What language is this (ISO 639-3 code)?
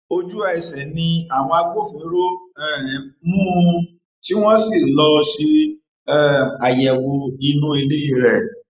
yor